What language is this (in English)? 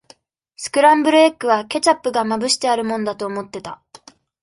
Japanese